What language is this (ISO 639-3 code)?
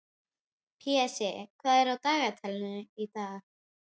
isl